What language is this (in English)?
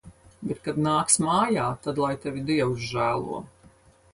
Latvian